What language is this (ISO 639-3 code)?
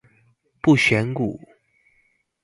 zho